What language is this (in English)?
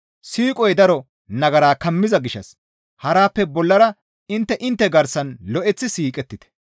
Gamo